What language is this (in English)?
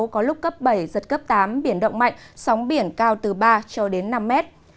Vietnamese